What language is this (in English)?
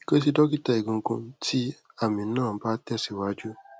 Yoruba